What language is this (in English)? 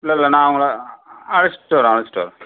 Tamil